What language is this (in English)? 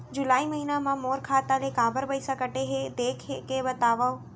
Chhattisgarhi